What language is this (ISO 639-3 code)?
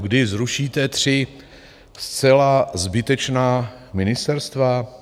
ces